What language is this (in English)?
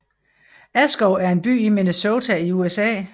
Danish